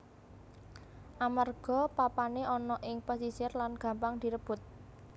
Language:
Javanese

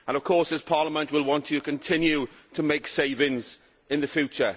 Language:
English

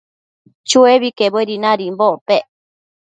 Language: Matsés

